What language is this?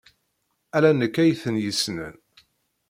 Kabyle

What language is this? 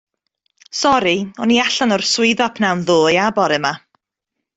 Welsh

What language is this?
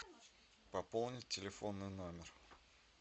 Russian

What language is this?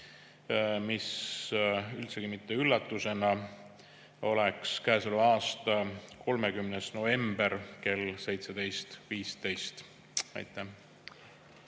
Estonian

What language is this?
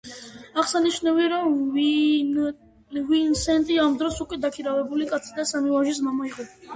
Georgian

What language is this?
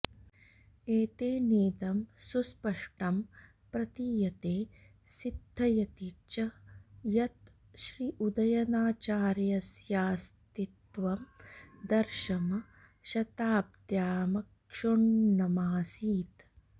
Sanskrit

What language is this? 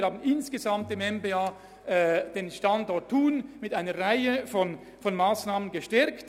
Swiss German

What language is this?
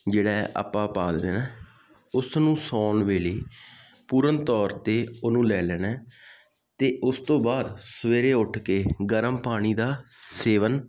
Punjabi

